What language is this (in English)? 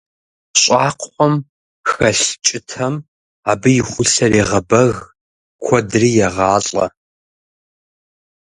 Kabardian